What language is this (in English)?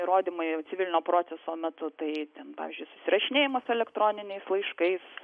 Lithuanian